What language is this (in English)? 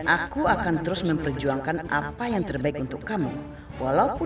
Indonesian